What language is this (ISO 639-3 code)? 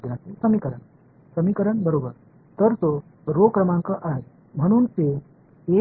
tam